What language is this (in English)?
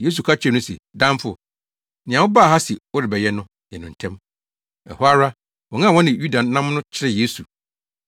Akan